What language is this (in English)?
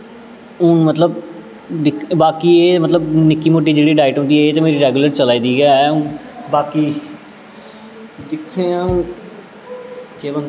Dogri